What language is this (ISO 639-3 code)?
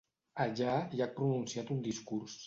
cat